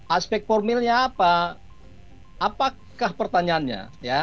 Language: Indonesian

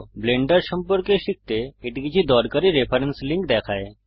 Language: Bangla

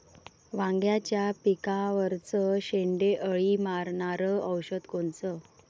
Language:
Marathi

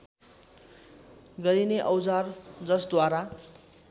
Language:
Nepali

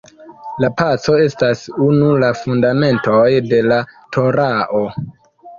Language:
Esperanto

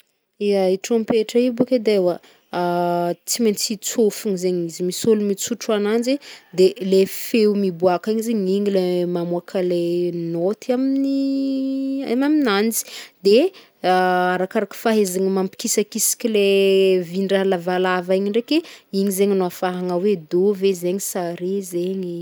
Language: Northern Betsimisaraka Malagasy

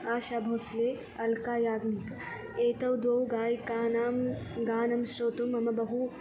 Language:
Sanskrit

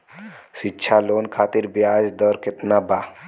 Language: Bhojpuri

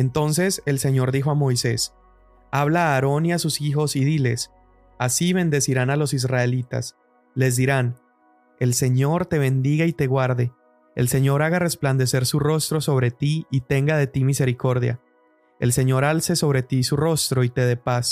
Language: Spanish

